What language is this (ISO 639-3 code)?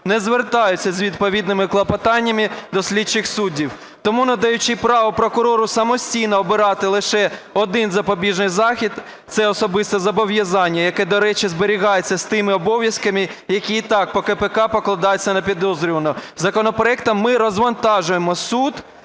ukr